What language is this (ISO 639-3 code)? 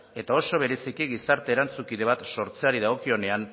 eus